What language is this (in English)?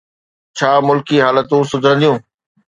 Sindhi